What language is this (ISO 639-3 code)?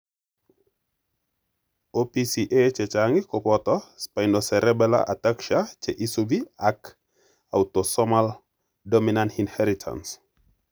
kln